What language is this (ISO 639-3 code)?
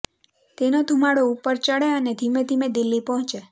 guj